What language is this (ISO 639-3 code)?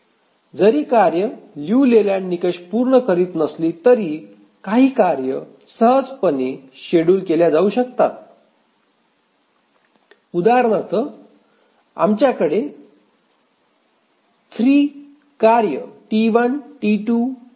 mar